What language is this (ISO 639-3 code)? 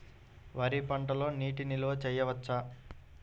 tel